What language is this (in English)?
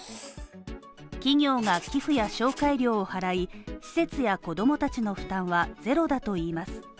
Japanese